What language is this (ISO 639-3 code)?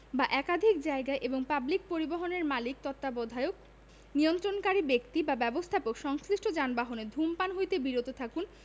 ben